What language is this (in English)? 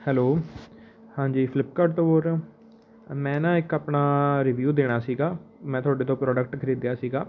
Punjabi